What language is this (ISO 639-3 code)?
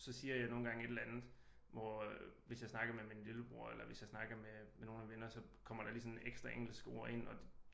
dan